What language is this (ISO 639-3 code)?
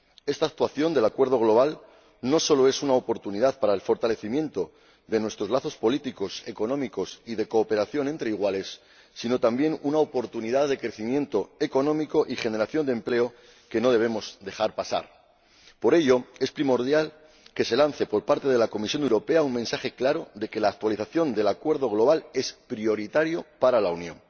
spa